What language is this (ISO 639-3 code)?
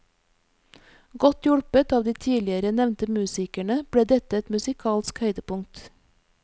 nor